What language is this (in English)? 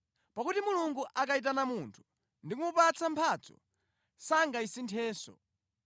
Nyanja